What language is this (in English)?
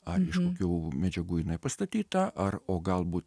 Lithuanian